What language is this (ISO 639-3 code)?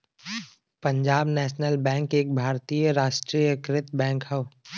bho